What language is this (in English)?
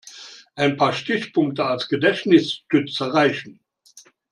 German